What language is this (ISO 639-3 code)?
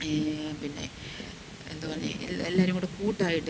mal